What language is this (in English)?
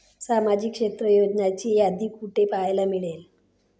Marathi